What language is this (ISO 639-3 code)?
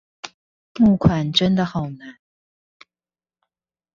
zho